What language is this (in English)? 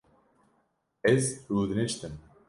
Kurdish